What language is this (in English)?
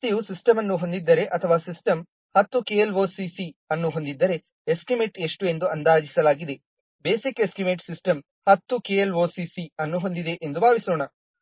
Kannada